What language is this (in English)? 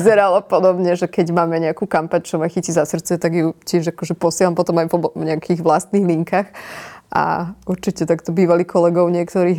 Slovak